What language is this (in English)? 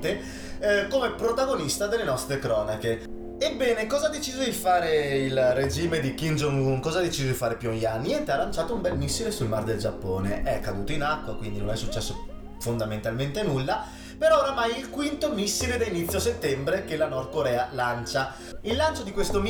Italian